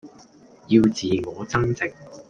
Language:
Cantonese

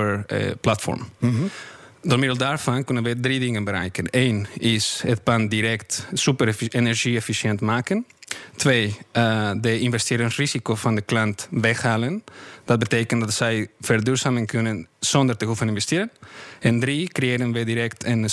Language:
Dutch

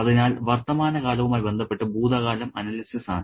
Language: Malayalam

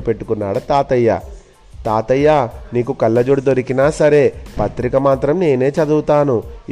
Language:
Telugu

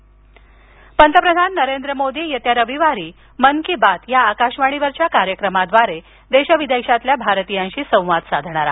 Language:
Marathi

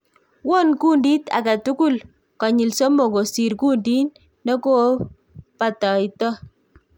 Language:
Kalenjin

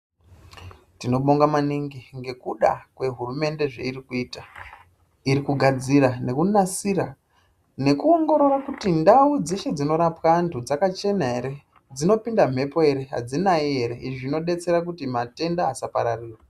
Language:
Ndau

